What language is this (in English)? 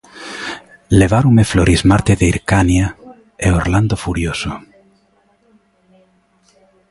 Galician